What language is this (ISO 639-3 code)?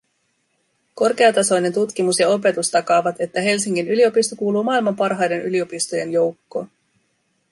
fin